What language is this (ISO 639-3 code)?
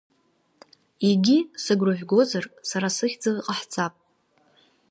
abk